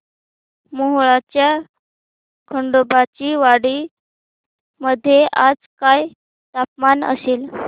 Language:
Marathi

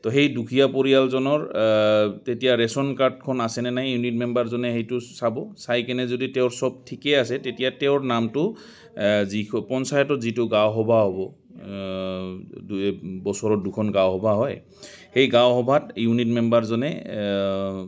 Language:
Assamese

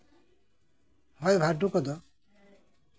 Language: Santali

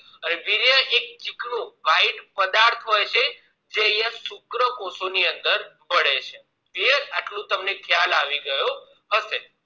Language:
Gujarati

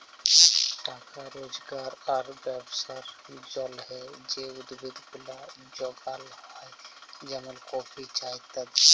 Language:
Bangla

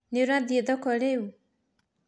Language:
Kikuyu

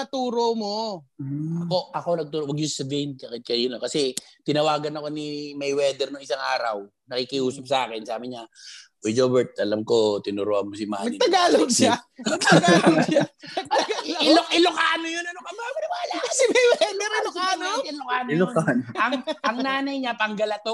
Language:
Filipino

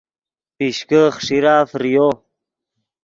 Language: Yidgha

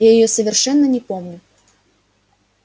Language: Russian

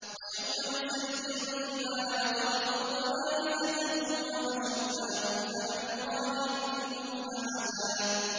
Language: Arabic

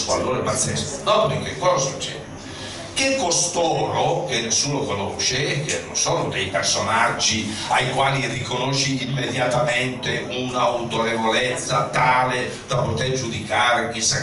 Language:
Italian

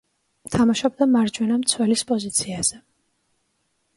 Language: Georgian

